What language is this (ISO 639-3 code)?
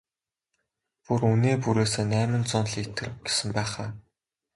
mon